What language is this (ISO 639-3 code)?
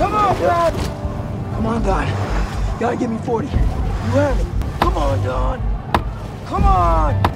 ind